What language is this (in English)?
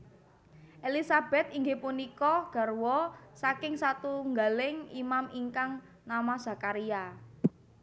Javanese